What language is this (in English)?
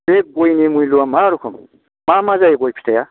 Bodo